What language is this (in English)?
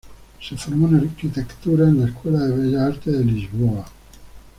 Spanish